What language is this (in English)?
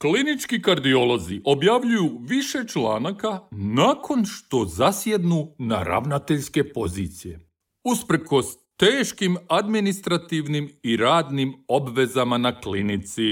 Croatian